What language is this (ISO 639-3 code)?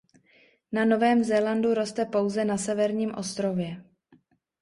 ces